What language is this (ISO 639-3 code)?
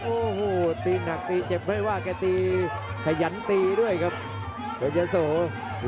tha